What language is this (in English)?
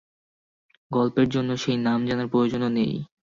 Bangla